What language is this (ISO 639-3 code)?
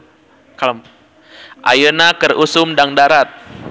sun